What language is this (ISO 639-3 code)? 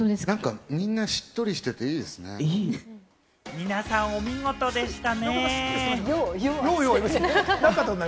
jpn